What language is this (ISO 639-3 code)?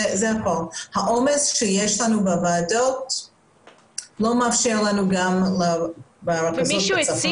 heb